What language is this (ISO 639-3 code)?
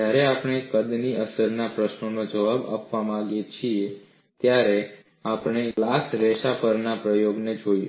guj